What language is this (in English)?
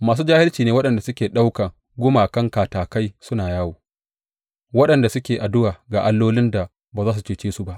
Hausa